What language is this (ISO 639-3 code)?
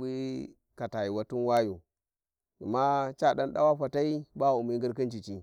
wji